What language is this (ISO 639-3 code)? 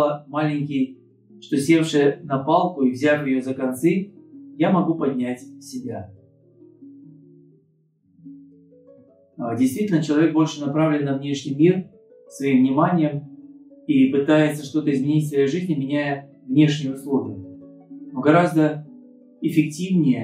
rus